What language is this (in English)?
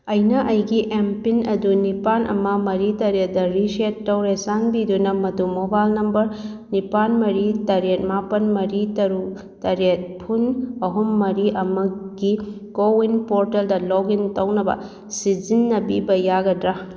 Manipuri